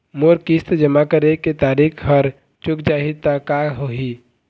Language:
Chhattisgarhi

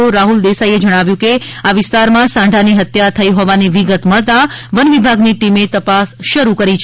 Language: Gujarati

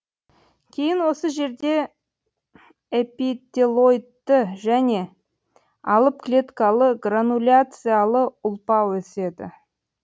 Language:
Kazakh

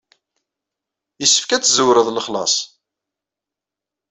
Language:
Kabyle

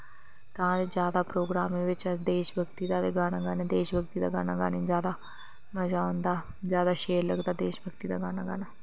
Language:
Dogri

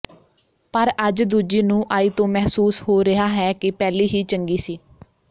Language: Punjabi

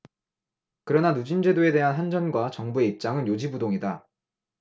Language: Korean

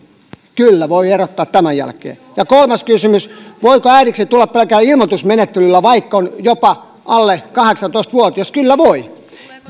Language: Finnish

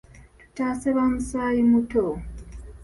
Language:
Ganda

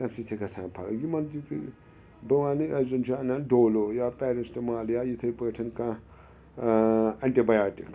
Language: Kashmiri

